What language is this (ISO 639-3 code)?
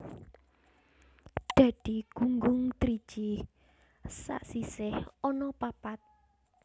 jav